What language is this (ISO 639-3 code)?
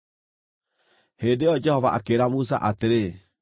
kik